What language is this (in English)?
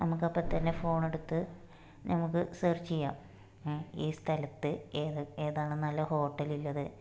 Malayalam